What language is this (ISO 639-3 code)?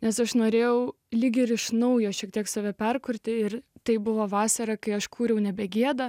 lit